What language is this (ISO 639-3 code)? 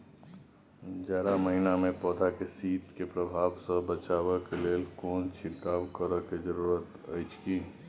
mai